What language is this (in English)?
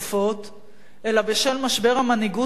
Hebrew